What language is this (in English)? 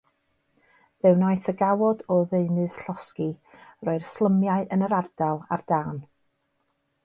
Welsh